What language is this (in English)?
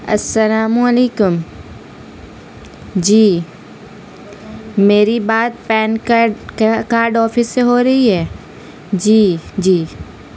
Urdu